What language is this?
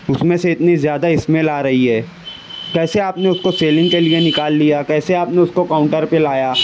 Urdu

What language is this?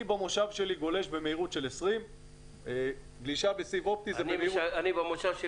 Hebrew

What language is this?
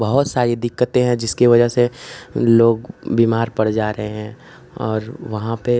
Hindi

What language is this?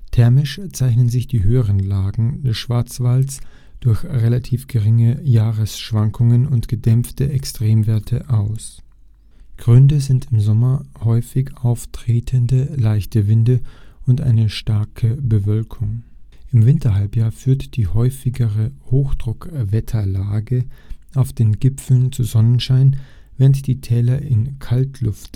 German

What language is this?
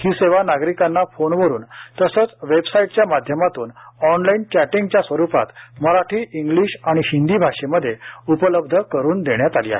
Marathi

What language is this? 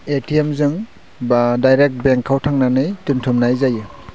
Bodo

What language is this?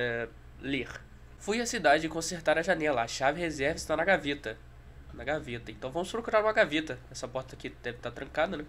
Portuguese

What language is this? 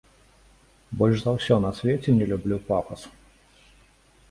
Belarusian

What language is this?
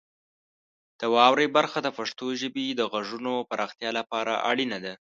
Pashto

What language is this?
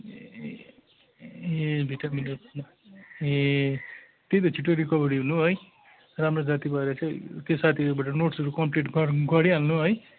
Nepali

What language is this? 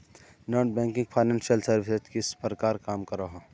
Magahi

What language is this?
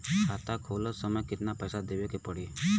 Bhojpuri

